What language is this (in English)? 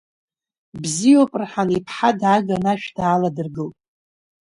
Abkhazian